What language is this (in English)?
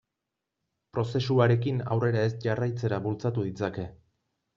Basque